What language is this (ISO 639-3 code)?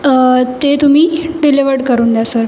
mar